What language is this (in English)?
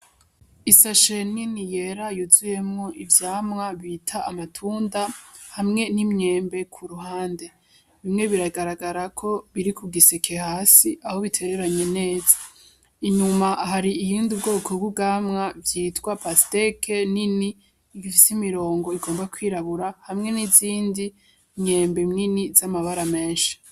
Rundi